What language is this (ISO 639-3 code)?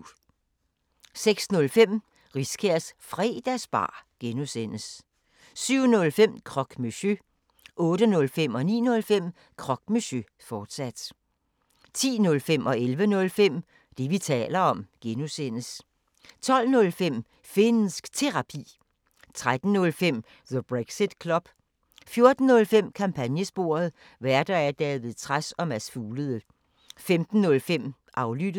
dan